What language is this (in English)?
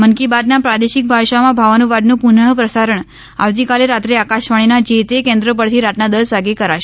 Gujarati